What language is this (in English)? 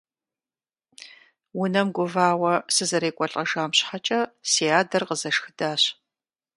Kabardian